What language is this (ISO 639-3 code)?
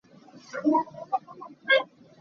cnh